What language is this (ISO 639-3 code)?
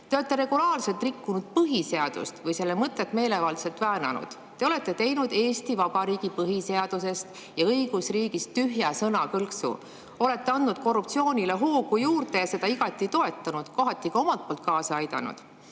est